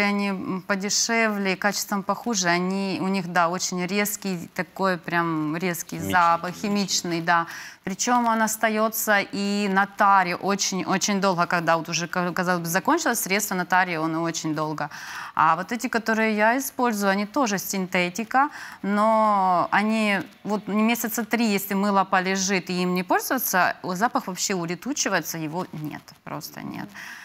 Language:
Russian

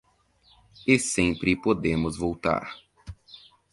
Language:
Portuguese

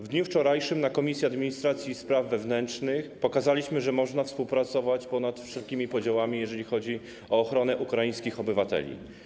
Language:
Polish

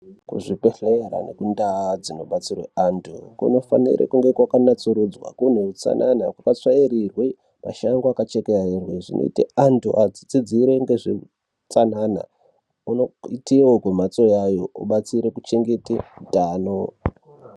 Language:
Ndau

